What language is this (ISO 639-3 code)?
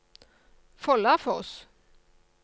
nor